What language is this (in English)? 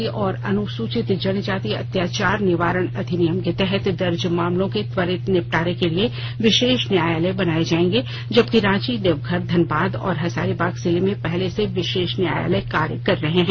Hindi